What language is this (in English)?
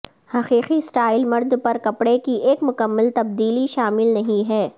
Urdu